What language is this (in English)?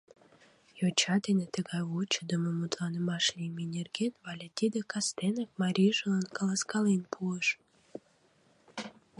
Mari